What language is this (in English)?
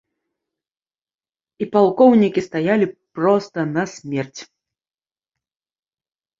Belarusian